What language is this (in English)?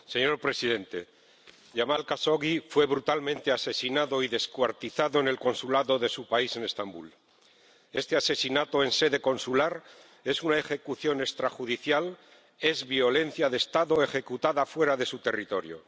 Spanish